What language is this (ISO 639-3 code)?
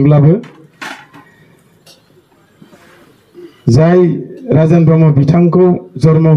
fra